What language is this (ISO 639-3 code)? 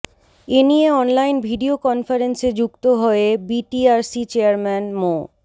ben